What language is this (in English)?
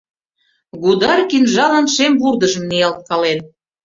Mari